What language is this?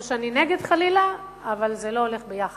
Hebrew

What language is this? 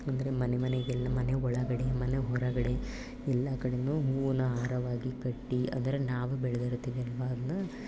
Kannada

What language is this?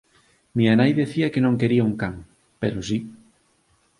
Galician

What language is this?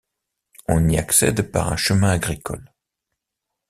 French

